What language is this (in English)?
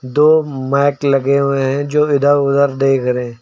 Hindi